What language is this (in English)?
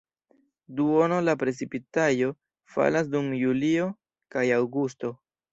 Esperanto